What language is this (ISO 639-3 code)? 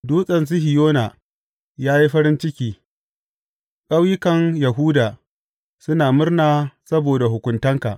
hau